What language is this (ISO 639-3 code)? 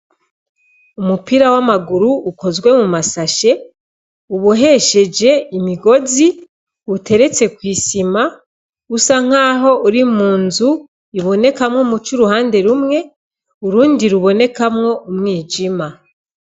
run